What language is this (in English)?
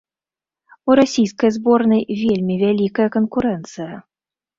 Belarusian